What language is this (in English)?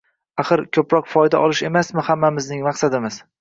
Uzbek